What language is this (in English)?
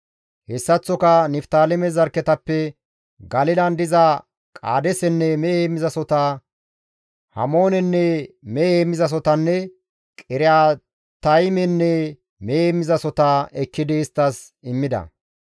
Gamo